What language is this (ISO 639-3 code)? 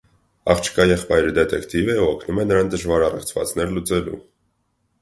hye